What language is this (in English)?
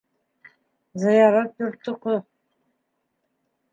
Bashkir